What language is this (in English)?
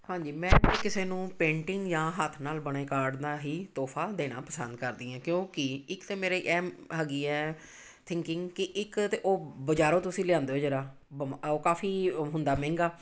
Punjabi